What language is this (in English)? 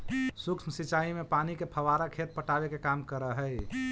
Magahi